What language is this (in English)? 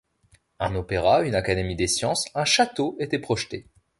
French